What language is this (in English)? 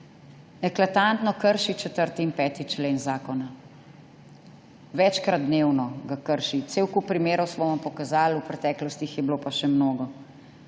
Slovenian